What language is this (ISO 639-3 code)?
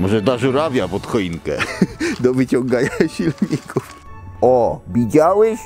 pol